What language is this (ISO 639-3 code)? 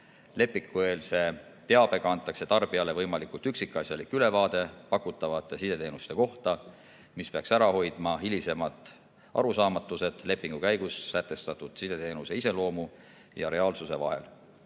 est